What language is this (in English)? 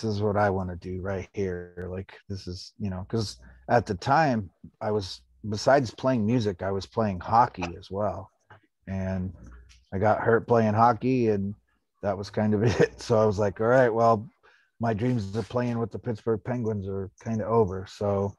English